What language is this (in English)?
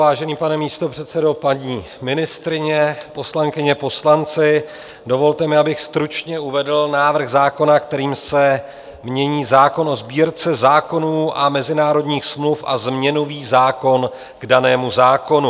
Czech